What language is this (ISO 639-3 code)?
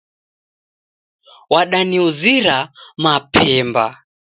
dav